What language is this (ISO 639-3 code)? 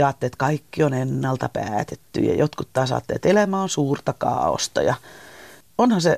fin